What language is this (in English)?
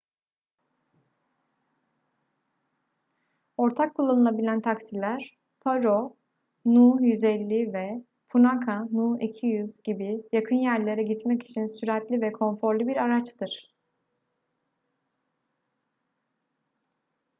Turkish